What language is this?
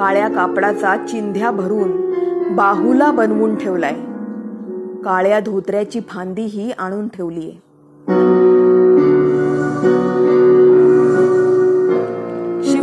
Marathi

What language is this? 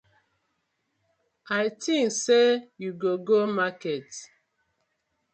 Nigerian Pidgin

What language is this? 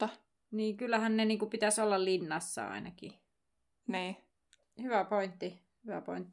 Finnish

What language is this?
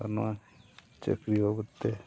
Santali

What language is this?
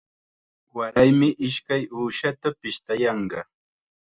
Chiquián Ancash Quechua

